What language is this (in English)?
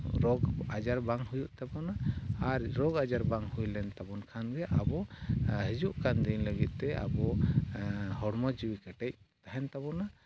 Santali